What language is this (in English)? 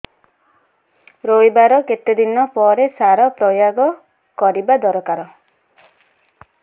Odia